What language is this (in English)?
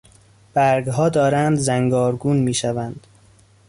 Persian